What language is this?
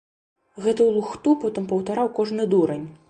Belarusian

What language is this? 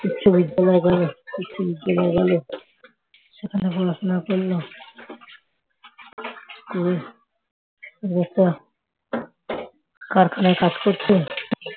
Bangla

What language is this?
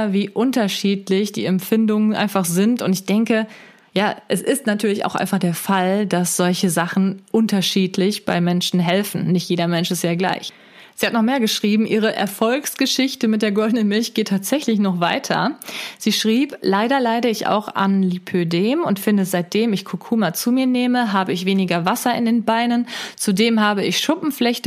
German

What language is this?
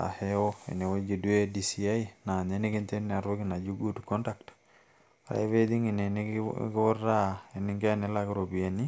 Masai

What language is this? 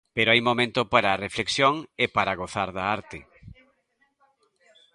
Galician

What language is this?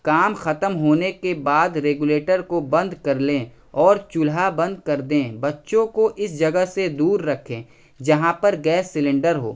Urdu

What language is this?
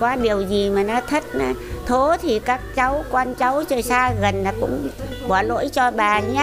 Vietnamese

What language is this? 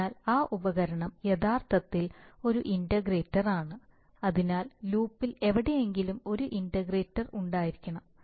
Malayalam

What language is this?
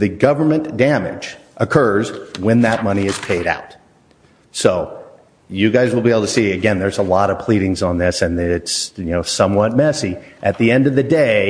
English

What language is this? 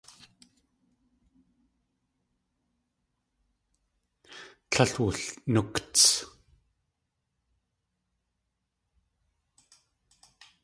Tlingit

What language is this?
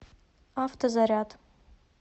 Russian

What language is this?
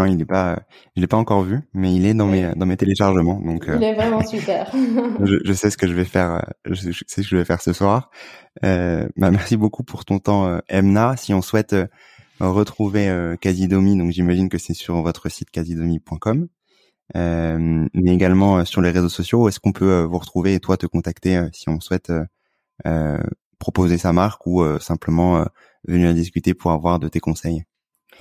French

